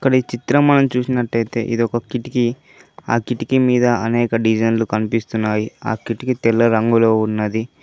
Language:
Telugu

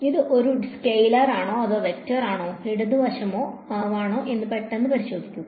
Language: Malayalam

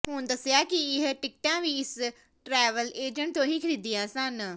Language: Punjabi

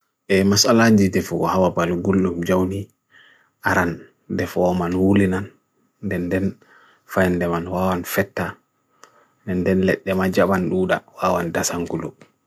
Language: Bagirmi Fulfulde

